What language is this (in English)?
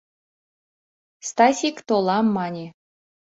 Mari